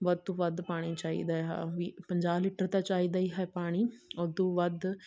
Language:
Punjabi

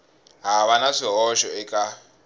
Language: Tsonga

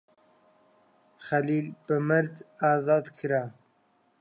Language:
Central Kurdish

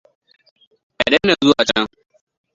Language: Hausa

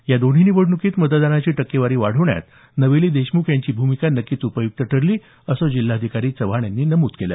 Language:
Marathi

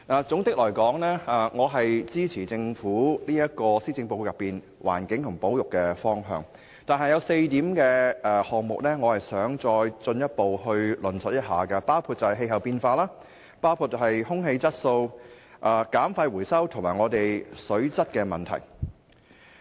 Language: Cantonese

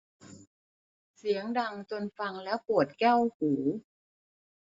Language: Thai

